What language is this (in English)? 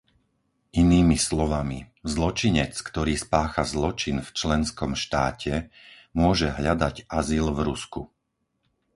Slovak